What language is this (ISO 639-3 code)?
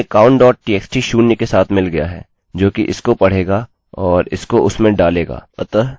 hin